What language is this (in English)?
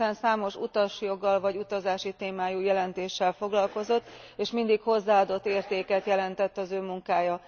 Hungarian